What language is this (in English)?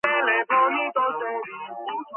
Georgian